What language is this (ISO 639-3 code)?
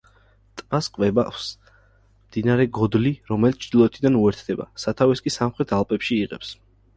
kat